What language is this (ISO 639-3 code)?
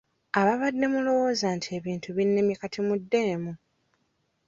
lug